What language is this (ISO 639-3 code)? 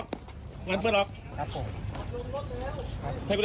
tha